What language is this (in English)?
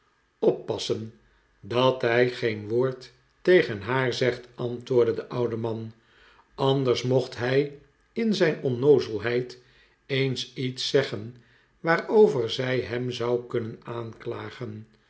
Dutch